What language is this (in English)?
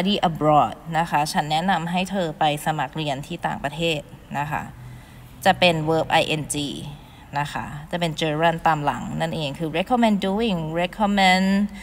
Thai